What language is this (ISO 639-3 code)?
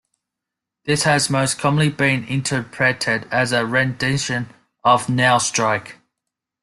eng